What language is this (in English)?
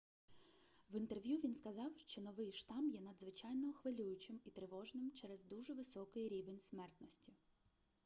Ukrainian